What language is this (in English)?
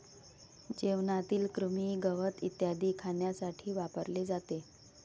Marathi